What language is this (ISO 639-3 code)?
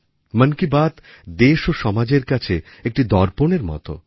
ben